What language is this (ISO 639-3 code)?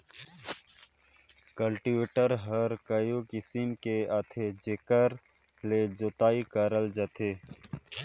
hne